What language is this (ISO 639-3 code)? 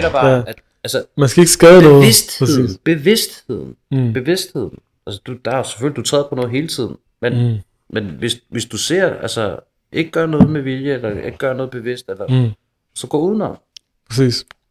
dan